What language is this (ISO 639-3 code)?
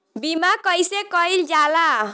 bho